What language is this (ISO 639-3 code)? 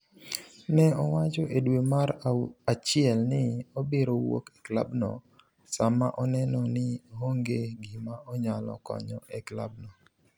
luo